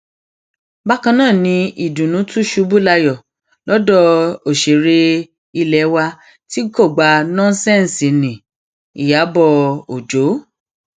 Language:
Yoruba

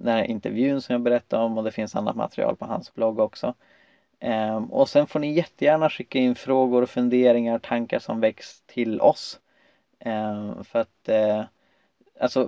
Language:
Swedish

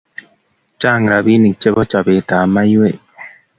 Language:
Kalenjin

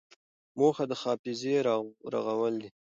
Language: Pashto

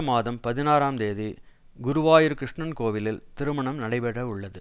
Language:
Tamil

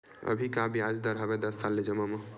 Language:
Chhattisgarhi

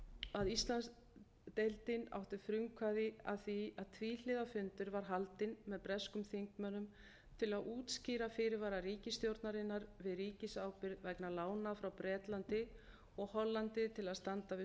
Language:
Icelandic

